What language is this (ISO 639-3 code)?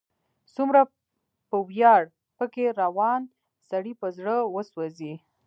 pus